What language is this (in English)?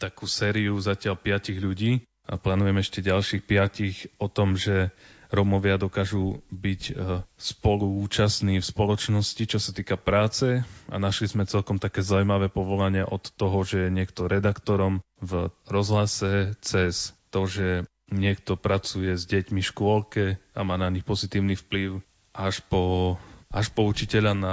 Slovak